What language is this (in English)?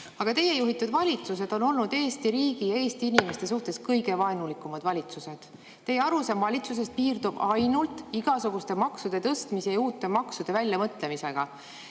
Estonian